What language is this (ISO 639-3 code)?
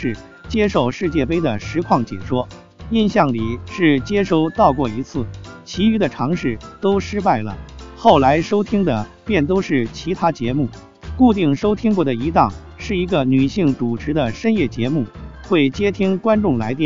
zho